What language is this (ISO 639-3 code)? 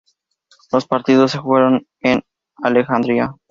spa